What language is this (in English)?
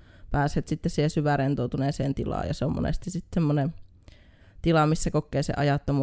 Finnish